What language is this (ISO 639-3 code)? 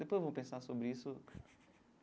por